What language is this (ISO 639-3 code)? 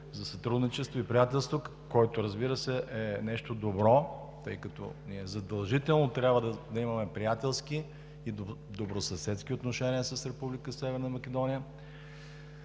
bul